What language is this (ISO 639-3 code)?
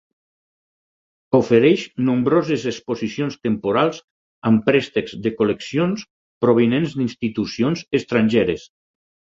cat